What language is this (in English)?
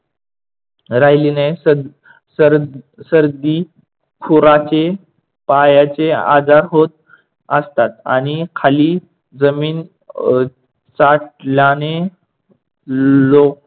Marathi